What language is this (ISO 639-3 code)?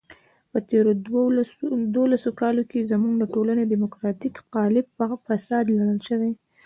pus